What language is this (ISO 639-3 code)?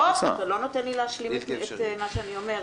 heb